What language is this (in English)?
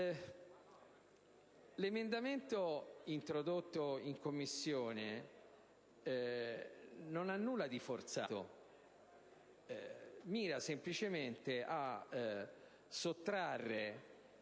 Italian